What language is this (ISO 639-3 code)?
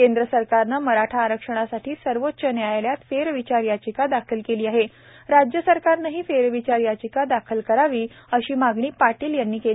mar